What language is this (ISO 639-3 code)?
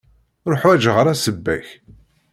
kab